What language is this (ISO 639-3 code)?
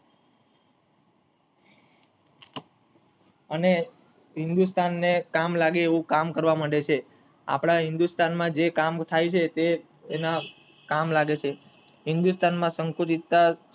guj